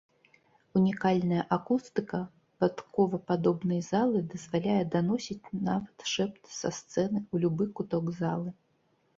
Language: Belarusian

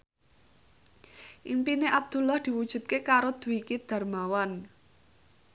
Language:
Javanese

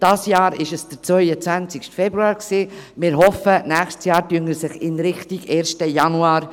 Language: Swiss German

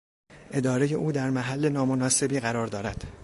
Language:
Persian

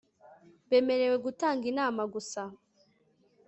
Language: Kinyarwanda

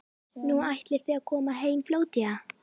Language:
Icelandic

